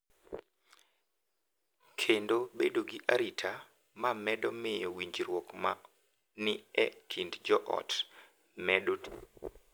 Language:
Luo (Kenya and Tanzania)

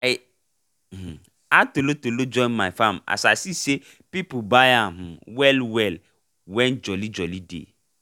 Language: Nigerian Pidgin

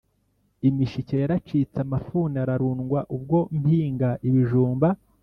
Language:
Kinyarwanda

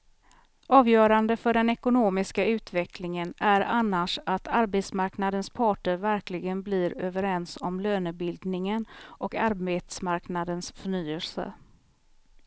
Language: Swedish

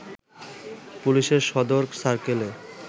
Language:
Bangla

